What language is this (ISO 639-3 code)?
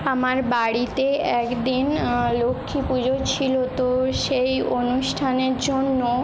ben